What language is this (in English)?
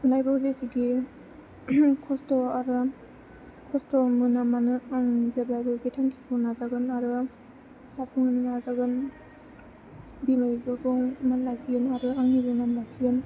Bodo